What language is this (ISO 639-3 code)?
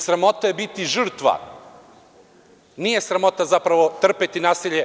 srp